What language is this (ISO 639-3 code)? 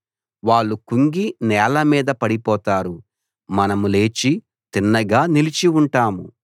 tel